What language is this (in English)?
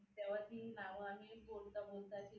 Marathi